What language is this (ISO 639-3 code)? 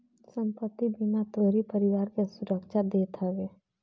bho